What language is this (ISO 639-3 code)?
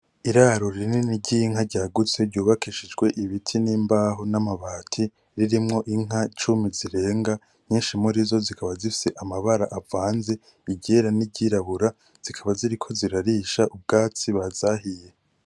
run